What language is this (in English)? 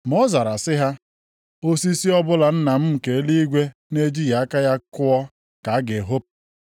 Igbo